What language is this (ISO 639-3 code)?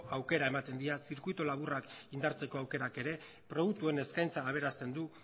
eus